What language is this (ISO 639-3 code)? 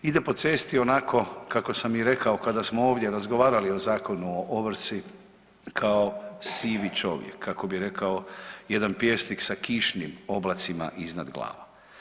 hrv